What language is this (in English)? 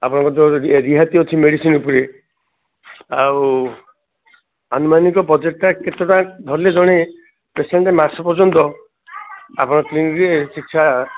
Odia